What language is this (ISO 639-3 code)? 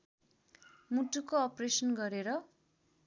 nep